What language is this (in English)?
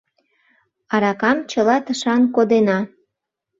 Mari